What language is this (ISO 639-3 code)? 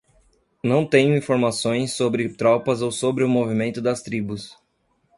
por